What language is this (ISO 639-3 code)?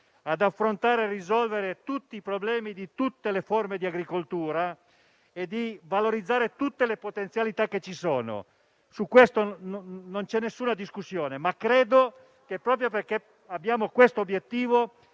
ita